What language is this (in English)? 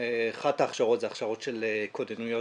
Hebrew